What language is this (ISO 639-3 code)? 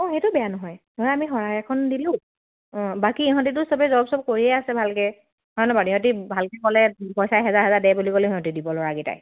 asm